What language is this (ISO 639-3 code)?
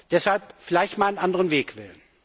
deu